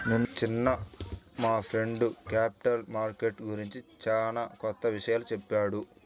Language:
Telugu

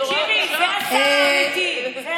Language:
Hebrew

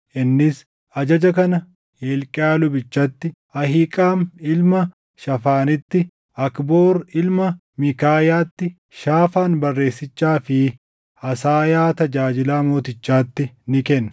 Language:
Oromo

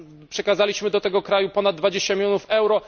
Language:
Polish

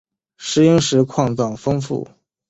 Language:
Chinese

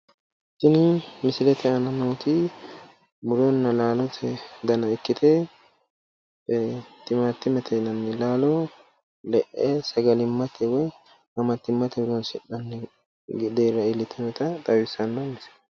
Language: Sidamo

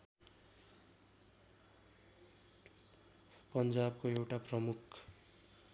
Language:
Nepali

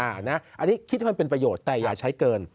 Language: Thai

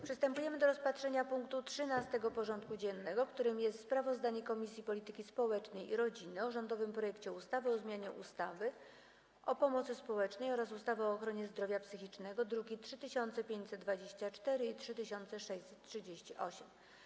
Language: Polish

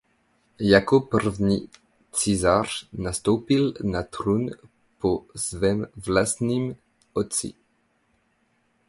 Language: Czech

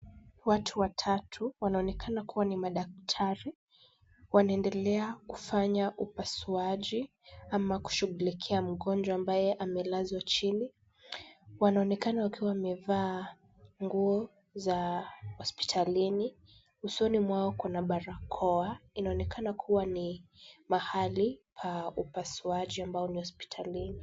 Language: Swahili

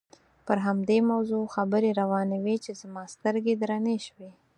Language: Pashto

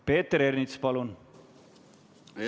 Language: Estonian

